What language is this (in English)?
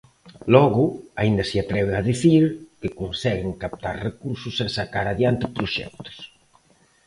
Galician